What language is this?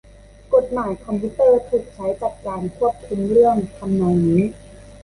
Thai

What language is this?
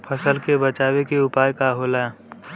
Bhojpuri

